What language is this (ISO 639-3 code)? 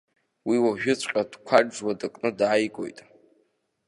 abk